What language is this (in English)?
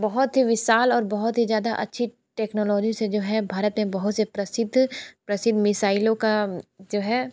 Hindi